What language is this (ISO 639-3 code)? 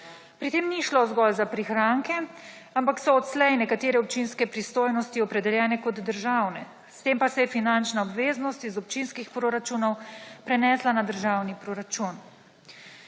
slv